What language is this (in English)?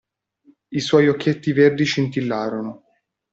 Italian